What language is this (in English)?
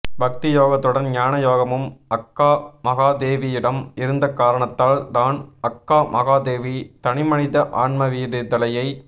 Tamil